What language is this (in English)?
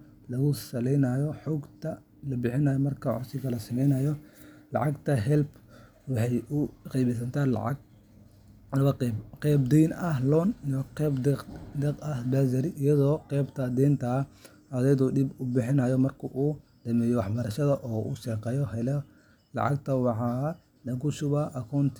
Somali